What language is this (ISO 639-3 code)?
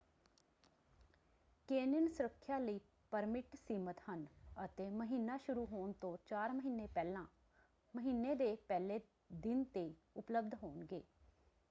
pan